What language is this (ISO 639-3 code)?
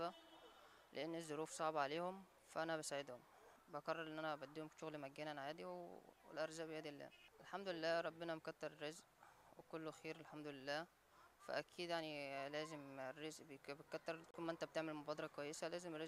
ara